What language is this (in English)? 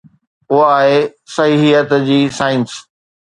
Sindhi